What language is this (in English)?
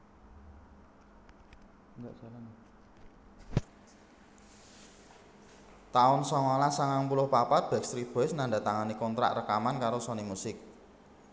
Javanese